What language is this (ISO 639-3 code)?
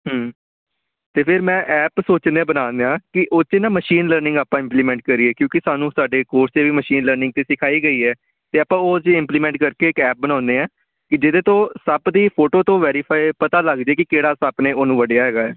pan